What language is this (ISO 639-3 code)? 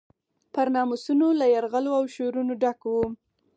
pus